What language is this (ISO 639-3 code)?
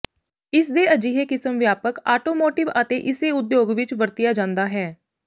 pan